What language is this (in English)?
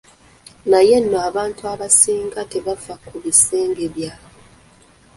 Ganda